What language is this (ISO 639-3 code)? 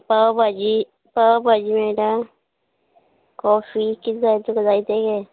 kok